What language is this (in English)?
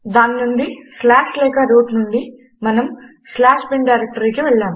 Telugu